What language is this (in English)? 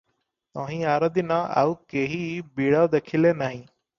Odia